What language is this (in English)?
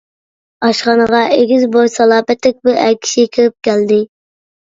Uyghur